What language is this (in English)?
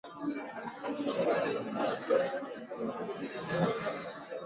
Swahili